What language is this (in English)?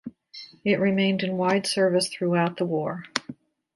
English